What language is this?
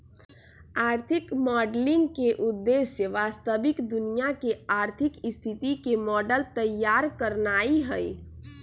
Magahi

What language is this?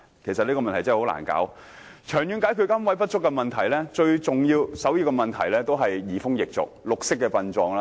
Cantonese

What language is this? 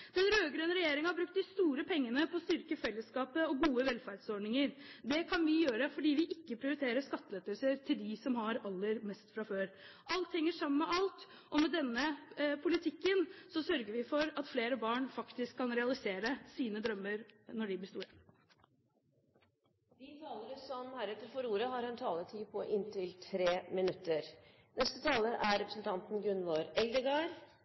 Norwegian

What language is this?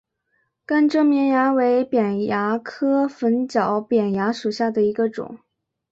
Chinese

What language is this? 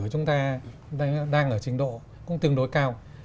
Vietnamese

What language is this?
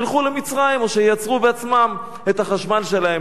Hebrew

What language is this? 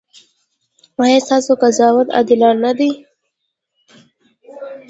Pashto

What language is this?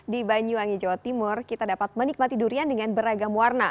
Indonesian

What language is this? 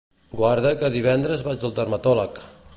Catalan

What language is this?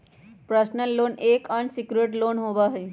Magahi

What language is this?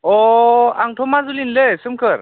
Bodo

